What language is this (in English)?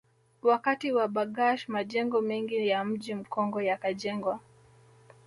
Swahili